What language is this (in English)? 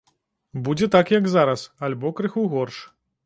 Belarusian